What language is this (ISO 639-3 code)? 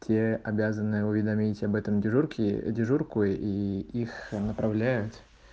rus